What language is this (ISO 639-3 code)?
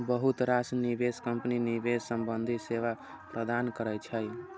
mai